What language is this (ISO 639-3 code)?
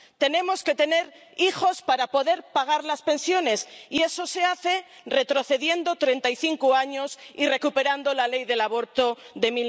spa